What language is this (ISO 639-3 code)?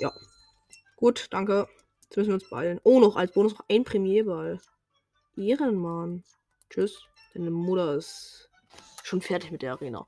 deu